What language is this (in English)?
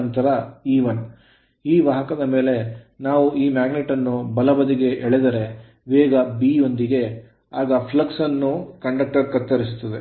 Kannada